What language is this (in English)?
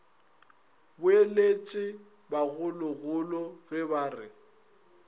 Northern Sotho